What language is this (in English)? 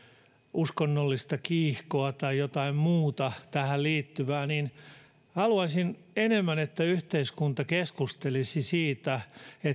Finnish